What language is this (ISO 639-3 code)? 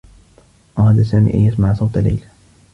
ara